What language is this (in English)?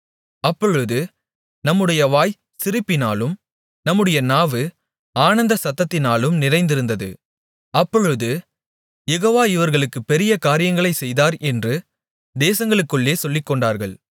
Tamil